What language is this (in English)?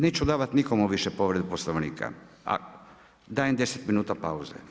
Croatian